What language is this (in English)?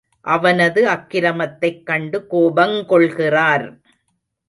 Tamil